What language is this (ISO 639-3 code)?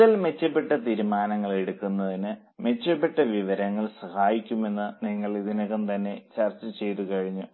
mal